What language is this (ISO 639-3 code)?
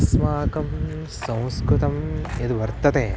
san